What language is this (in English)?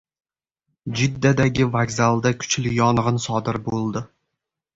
Uzbek